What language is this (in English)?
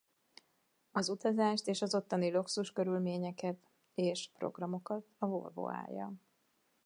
Hungarian